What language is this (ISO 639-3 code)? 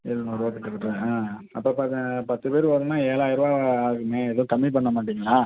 tam